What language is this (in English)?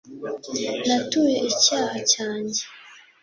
Kinyarwanda